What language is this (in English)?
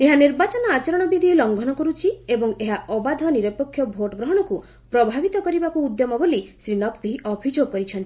Odia